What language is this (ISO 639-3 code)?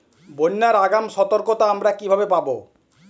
ben